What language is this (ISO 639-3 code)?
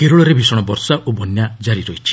ori